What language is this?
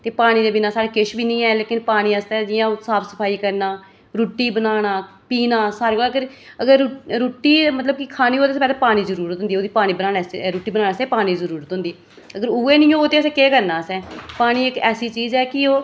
Dogri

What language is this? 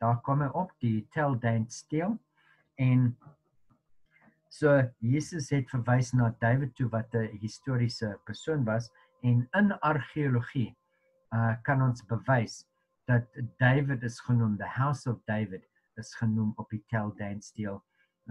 Dutch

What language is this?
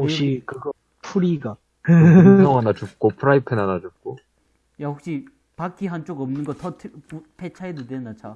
Korean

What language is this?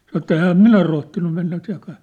Finnish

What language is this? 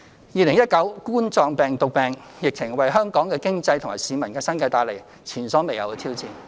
Cantonese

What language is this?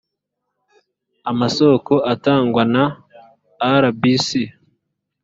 Kinyarwanda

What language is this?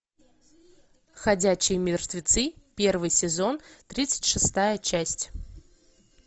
Russian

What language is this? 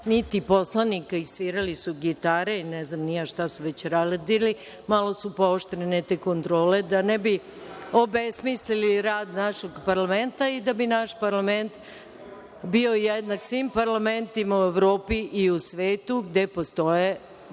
Serbian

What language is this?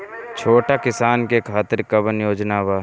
Bhojpuri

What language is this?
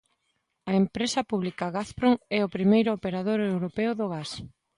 Galician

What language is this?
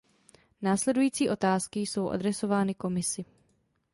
Czech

